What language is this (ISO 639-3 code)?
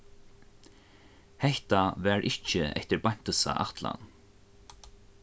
fao